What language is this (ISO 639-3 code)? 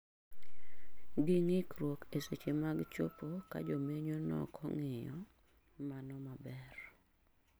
luo